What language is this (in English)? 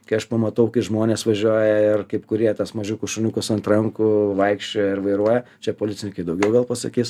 Lithuanian